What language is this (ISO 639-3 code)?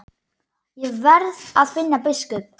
isl